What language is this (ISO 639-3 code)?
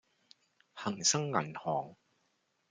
yue